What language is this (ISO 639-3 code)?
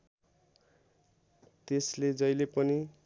nep